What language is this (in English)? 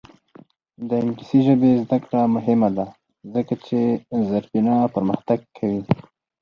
Pashto